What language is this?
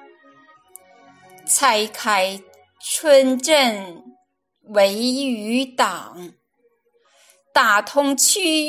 Chinese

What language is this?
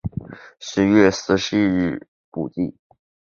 Chinese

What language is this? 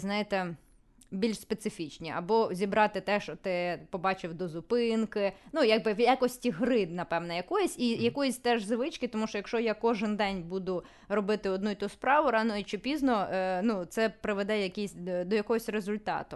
Ukrainian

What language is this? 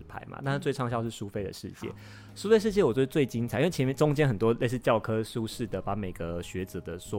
Chinese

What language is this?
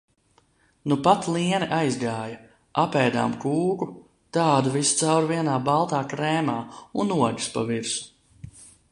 Latvian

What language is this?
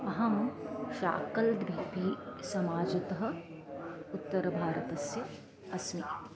Sanskrit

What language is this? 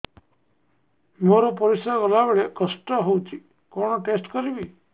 Odia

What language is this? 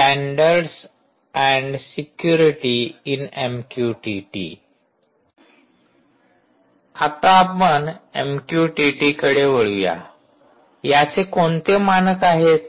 Marathi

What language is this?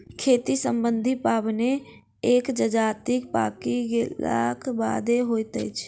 Maithili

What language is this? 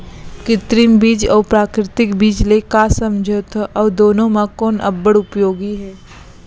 Chhattisgarhi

